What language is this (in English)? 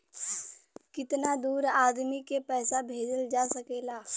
Bhojpuri